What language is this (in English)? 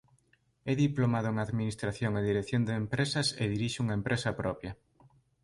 Galician